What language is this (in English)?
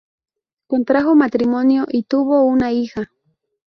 Spanish